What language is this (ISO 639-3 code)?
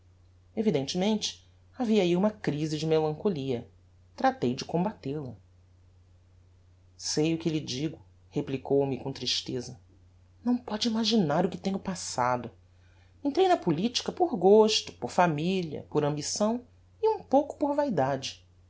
por